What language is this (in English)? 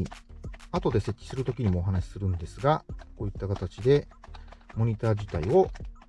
Japanese